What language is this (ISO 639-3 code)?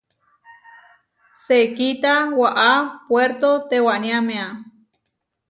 var